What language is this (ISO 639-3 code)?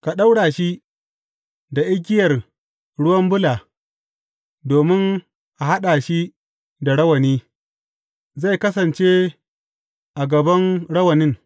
hau